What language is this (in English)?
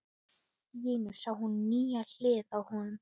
Icelandic